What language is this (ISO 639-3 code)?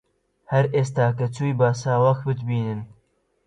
ckb